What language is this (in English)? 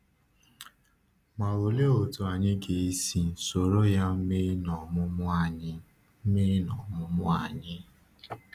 Igbo